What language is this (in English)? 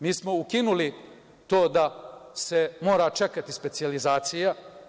Serbian